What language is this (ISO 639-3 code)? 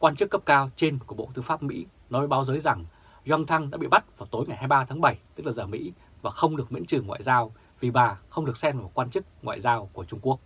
vie